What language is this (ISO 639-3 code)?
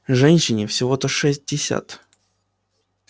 rus